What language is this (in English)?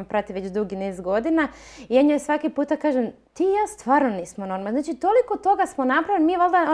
Croatian